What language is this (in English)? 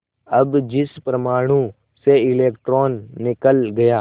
Hindi